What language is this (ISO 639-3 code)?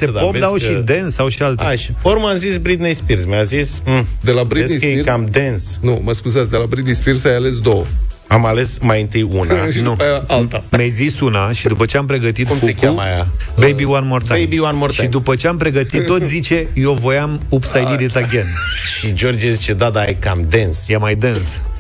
ron